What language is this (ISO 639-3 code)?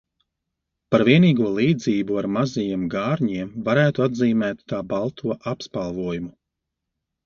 lav